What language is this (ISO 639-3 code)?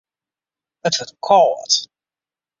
fry